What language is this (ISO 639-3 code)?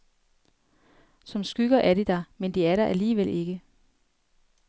dan